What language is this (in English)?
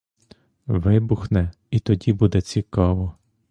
Ukrainian